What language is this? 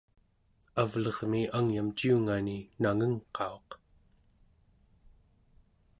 Central Yupik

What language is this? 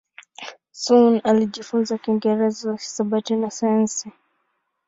Swahili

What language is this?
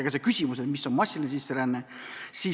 Estonian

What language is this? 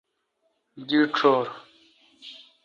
Kalkoti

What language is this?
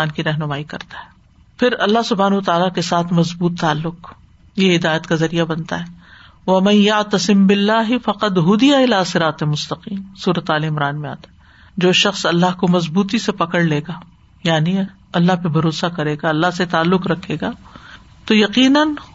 Urdu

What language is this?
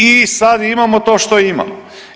Croatian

